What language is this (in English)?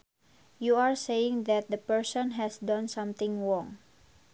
Sundanese